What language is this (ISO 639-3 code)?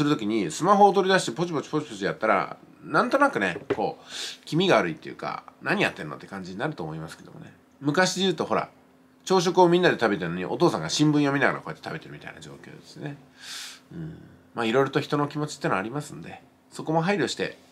jpn